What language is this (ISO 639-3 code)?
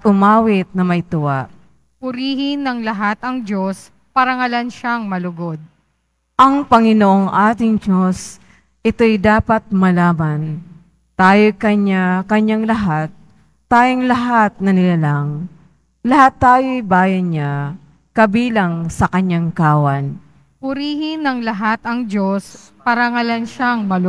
fil